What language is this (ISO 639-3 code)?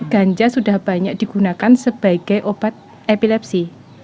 ind